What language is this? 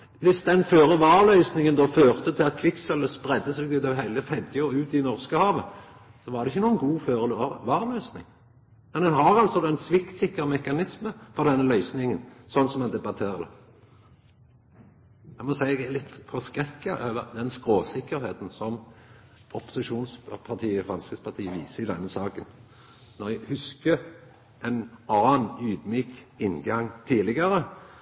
Norwegian Nynorsk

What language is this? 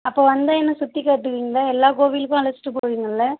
Tamil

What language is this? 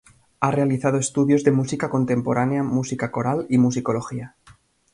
Spanish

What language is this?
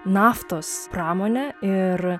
Lithuanian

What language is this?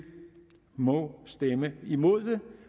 Danish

